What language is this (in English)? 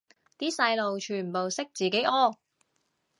Cantonese